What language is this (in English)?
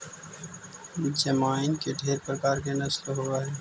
Magahi